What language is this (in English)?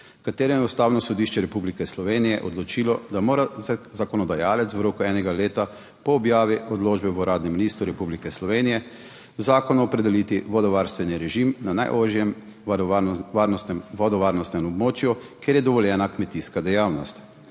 Slovenian